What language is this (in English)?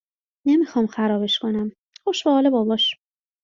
Persian